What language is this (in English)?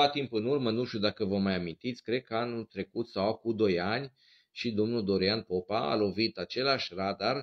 Romanian